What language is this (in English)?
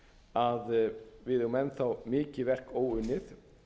Icelandic